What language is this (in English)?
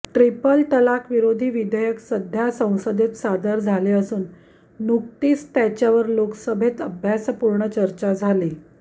Marathi